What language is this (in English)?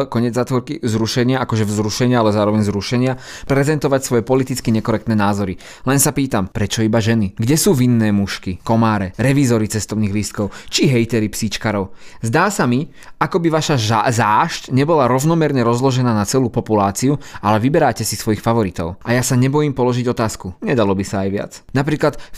Slovak